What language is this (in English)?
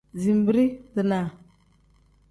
Tem